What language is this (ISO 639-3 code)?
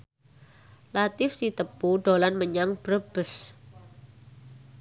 jav